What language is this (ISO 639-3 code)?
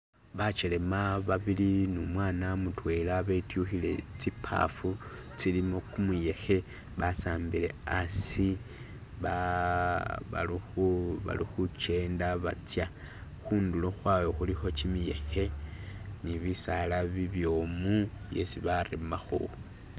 myx